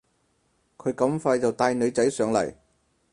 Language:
Cantonese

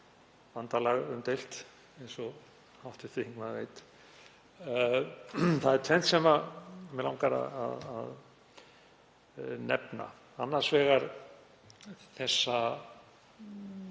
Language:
Icelandic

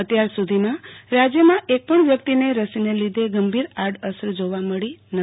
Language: Gujarati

